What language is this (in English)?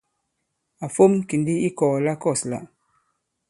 Bankon